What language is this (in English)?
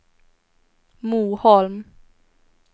Swedish